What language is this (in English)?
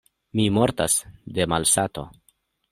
Esperanto